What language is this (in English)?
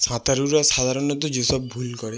Bangla